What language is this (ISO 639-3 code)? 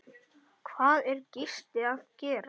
isl